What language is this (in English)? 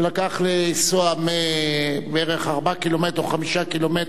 Hebrew